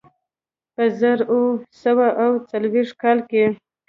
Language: Pashto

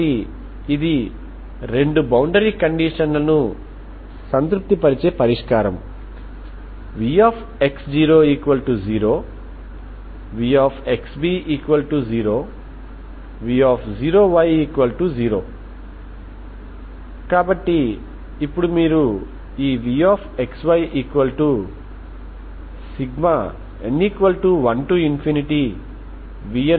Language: Telugu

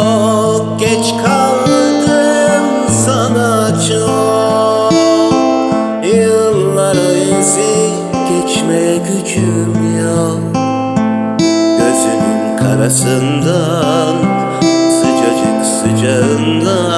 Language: Turkish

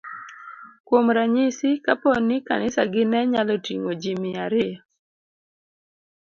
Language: Luo (Kenya and Tanzania)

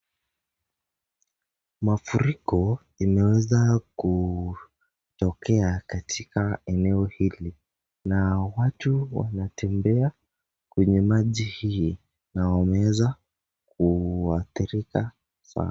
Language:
Swahili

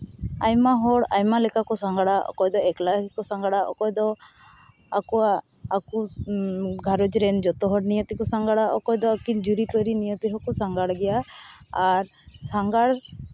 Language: Santali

